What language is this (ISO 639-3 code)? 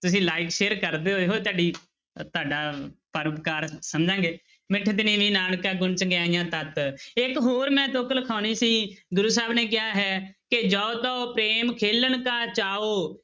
pan